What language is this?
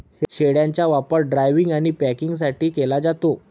Marathi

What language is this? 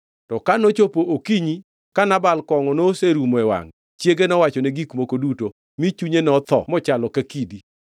Luo (Kenya and Tanzania)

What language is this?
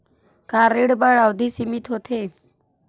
Chhattisgarhi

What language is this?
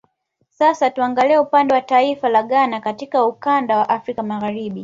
Swahili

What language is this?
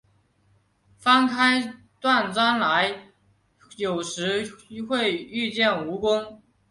Chinese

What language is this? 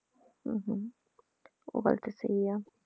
Punjabi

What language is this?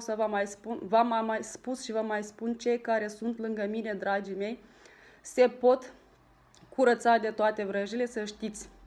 Romanian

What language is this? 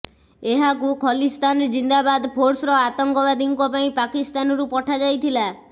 Odia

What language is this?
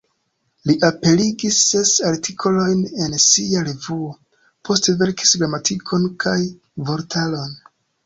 Esperanto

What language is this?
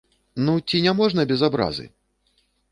Belarusian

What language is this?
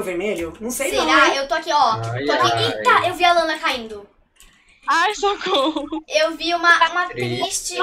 Portuguese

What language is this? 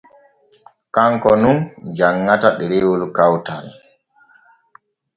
Borgu Fulfulde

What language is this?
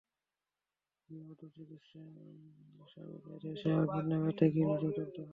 Bangla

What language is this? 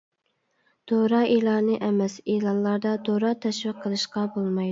Uyghur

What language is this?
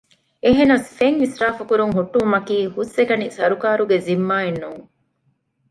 Divehi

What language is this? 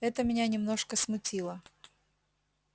Russian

